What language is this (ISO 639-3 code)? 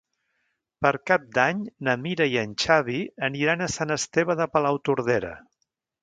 cat